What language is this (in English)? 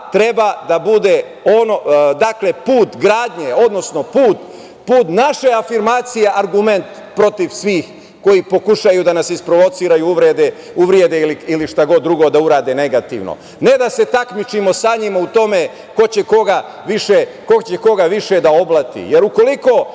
Serbian